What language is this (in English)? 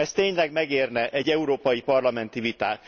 Hungarian